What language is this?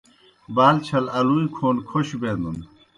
Kohistani Shina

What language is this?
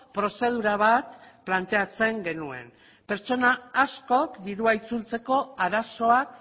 Basque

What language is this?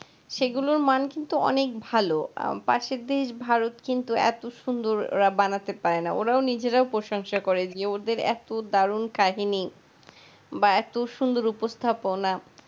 Bangla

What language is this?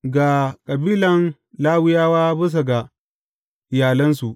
Hausa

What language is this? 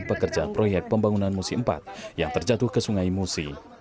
Indonesian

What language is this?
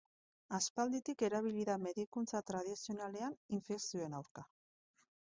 Basque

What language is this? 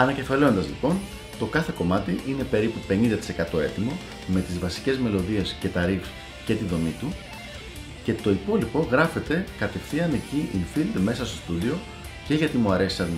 Greek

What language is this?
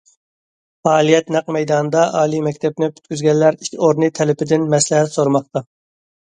Uyghur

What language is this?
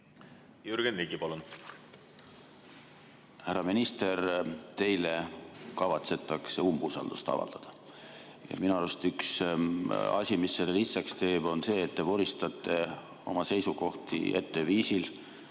Estonian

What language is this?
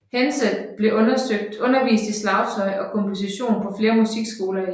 Danish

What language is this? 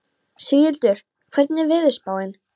Icelandic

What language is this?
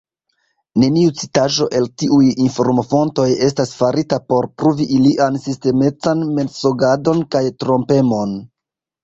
Esperanto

